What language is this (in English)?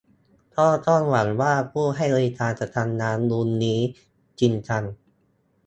Thai